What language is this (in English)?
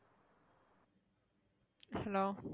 Tamil